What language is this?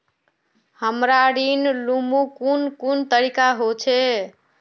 Magahi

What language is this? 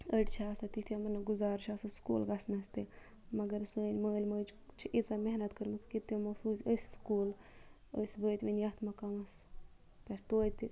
Kashmiri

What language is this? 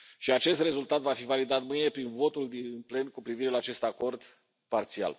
Romanian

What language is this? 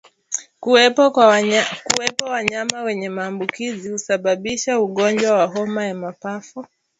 Swahili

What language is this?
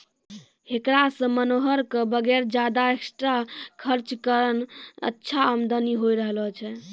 Maithili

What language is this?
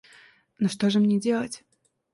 Russian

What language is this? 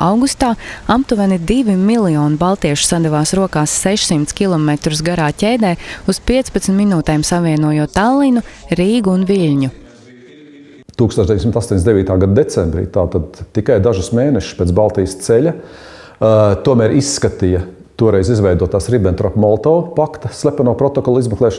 Latvian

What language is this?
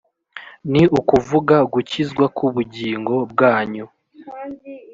Kinyarwanda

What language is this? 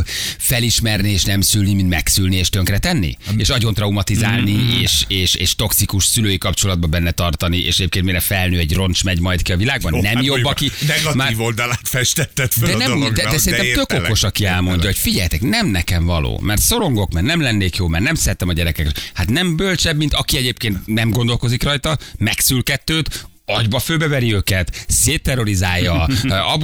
Hungarian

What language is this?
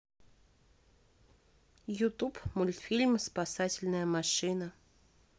Russian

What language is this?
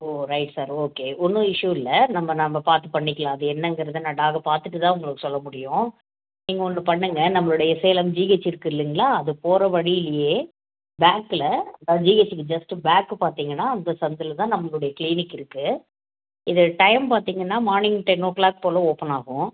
Tamil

